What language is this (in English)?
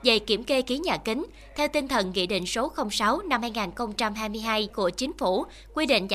Vietnamese